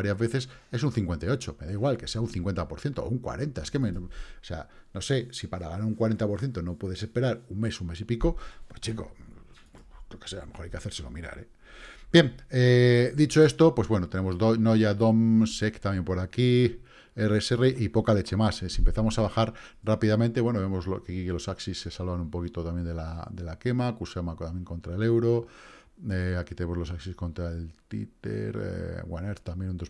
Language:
Spanish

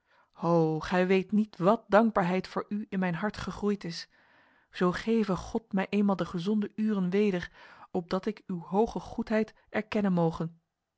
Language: Dutch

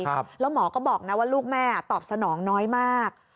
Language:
Thai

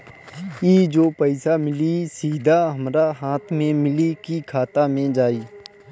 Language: Bhojpuri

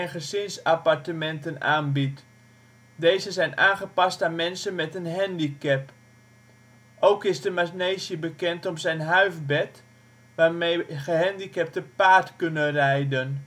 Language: Dutch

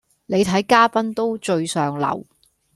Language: Cantonese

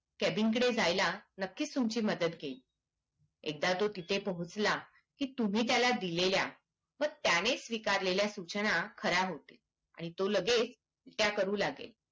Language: Marathi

